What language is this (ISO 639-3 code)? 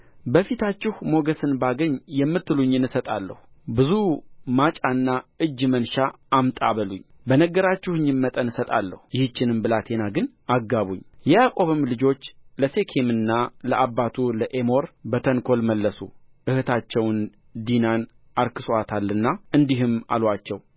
amh